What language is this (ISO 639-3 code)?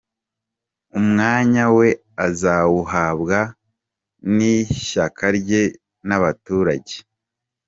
kin